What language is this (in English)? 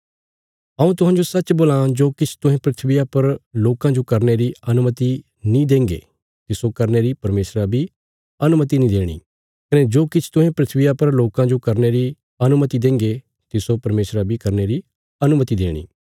Bilaspuri